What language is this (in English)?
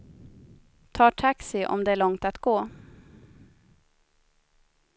Swedish